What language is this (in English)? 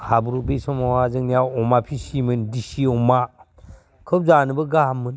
Bodo